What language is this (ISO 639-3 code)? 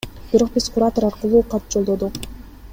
kir